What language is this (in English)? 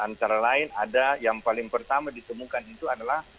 Indonesian